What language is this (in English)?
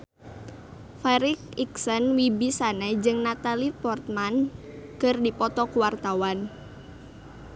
Sundanese